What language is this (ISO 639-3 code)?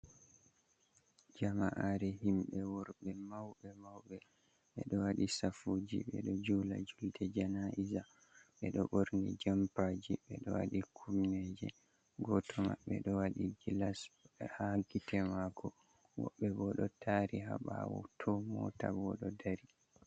ful